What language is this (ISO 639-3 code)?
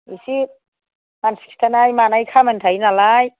brx